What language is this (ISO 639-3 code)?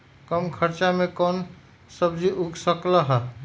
mag